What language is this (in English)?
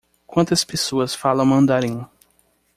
Portuguese